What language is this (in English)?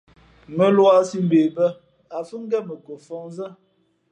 Fe'fe'